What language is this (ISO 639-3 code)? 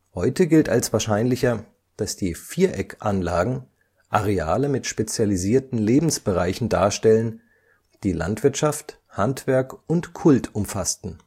deu